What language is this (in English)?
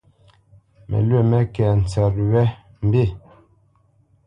Bamenyam